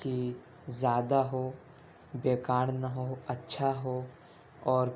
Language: Urdu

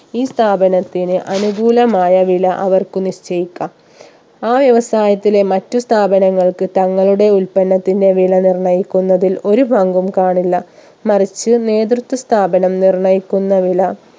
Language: Malayalam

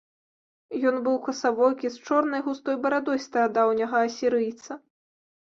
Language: Belarusian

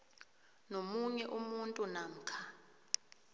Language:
South Ndebele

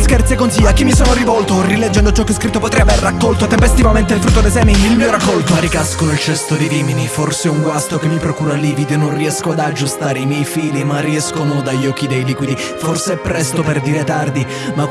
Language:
Italian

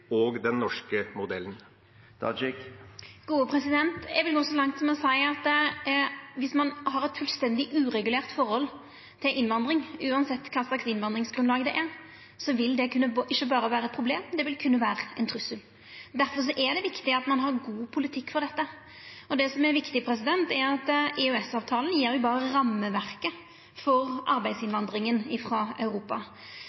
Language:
Norwegian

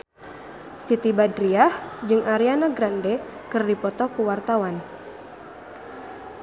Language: Sundanese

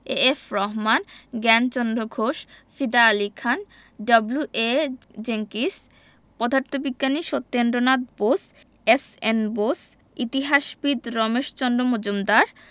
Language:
Bangla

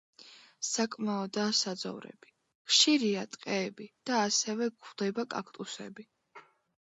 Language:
Georgian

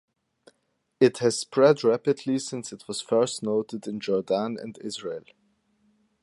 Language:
English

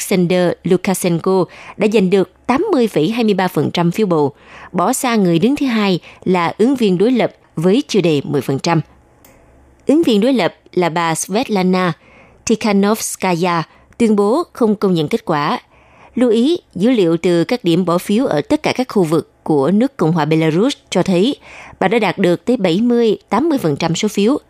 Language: Vietnamese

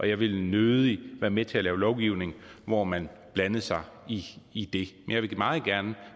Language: Danish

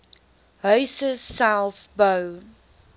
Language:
Afrikaans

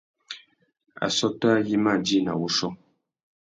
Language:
Tuki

